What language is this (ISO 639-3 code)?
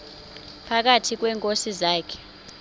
xho